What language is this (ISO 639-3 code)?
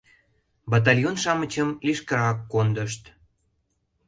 chm